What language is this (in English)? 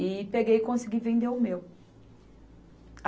Portuguese